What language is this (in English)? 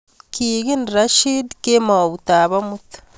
Kalenjin